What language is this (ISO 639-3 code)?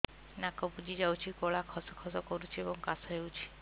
ori